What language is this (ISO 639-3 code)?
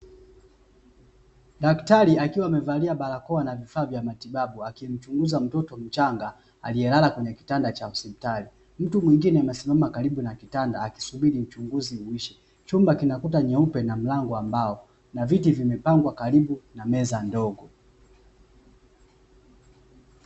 swa